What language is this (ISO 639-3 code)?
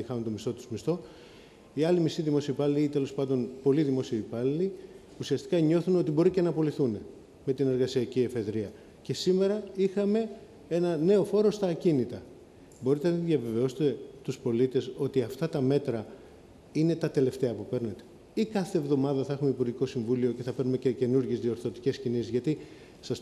ell